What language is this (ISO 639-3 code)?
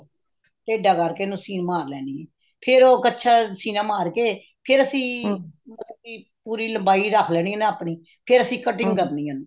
pan